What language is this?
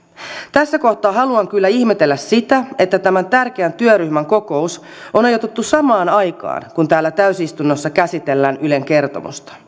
Finnish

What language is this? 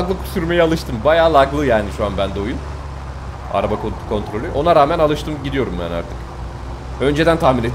Turkish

